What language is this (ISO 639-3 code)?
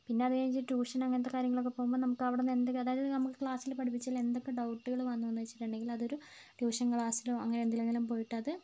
mal